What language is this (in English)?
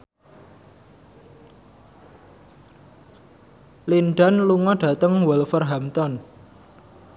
Javanese